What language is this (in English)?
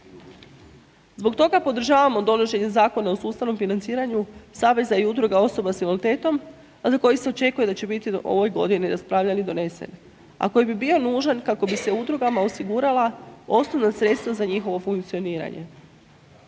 Croatian